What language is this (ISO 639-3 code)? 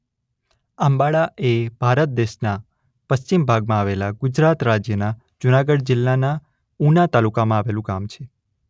guj